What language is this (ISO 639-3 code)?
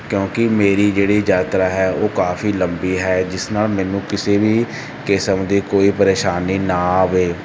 pan